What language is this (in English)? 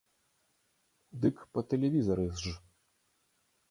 Belarusian